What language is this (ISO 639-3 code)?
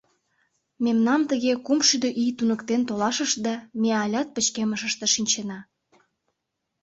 chm